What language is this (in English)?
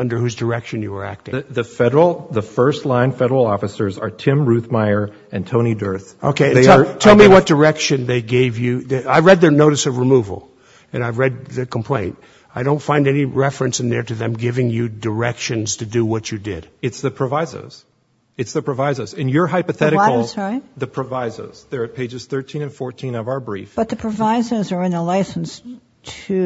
English